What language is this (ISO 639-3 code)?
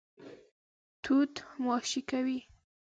pus